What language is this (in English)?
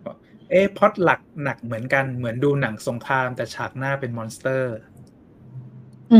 Thai